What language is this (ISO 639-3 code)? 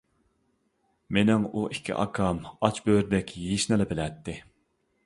uig